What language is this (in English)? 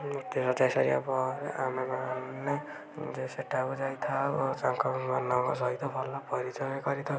Odia